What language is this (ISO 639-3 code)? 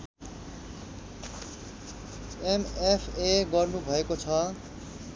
nep